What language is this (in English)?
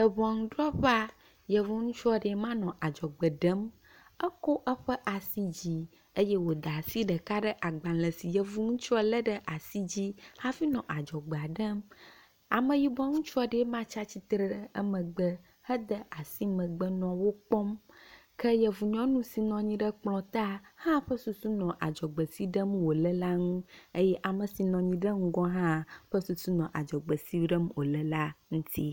Ewe